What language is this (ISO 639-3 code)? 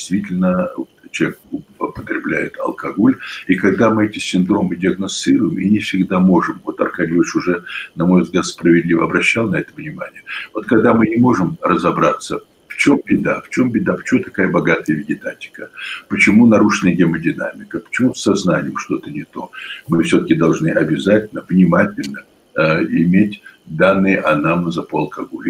rus